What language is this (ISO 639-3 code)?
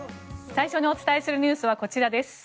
jpn